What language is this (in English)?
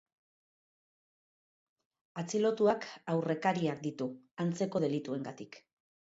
Basque